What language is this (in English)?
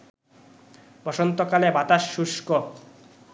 Bangla